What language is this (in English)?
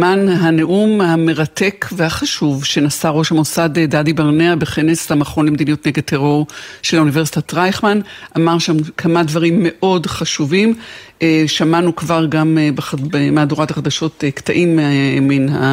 Hebrew